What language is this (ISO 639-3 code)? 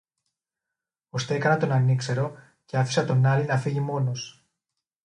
ell